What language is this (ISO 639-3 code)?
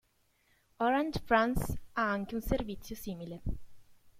ita